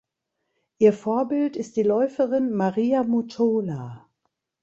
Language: German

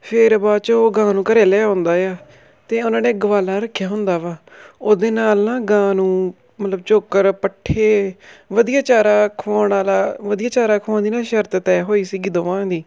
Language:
Punjabi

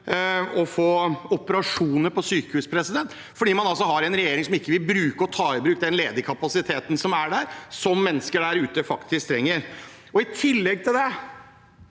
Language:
Norwegian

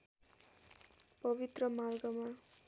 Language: Nepali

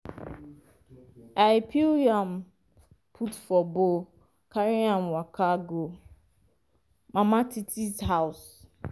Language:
Nigerian Pidgin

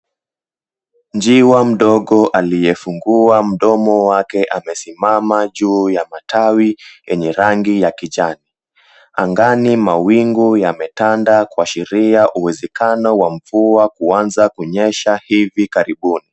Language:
Swahili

